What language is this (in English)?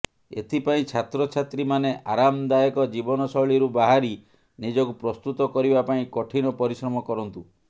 Odia